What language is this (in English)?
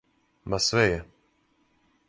Serbian